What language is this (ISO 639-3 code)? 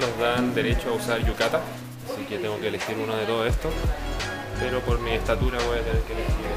spa